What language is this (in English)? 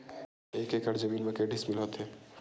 Chhattisgarhi